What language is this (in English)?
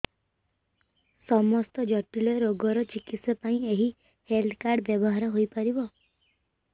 Odia